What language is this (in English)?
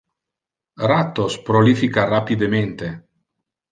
Interlingua